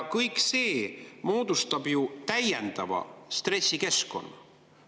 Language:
Estonian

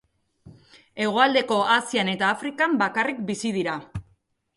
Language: Basque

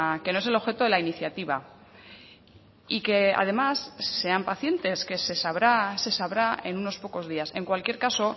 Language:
Spanish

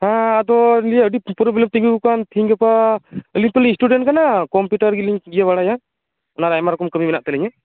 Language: Santali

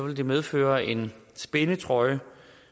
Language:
Danish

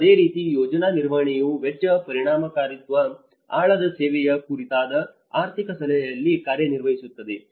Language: Kannada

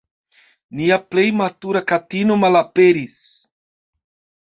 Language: Esperanto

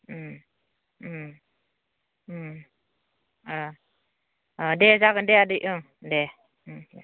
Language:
Bodo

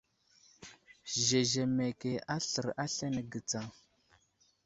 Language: Wuzlam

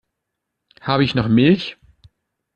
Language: German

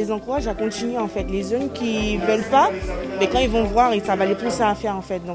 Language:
French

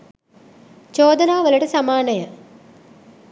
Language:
Sinhala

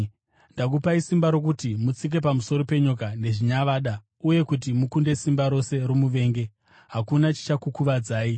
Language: Shona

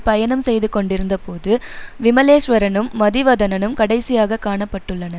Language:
Tamil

